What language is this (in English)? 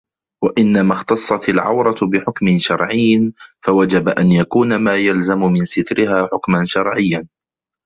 Arabic